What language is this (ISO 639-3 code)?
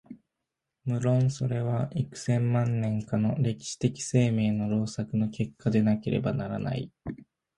jpn